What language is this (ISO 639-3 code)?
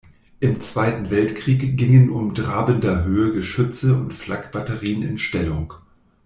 deu